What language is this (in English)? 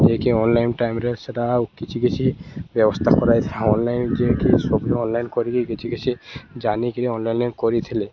Odia